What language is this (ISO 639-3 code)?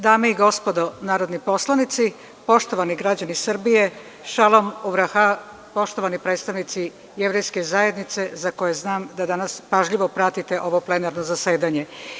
srp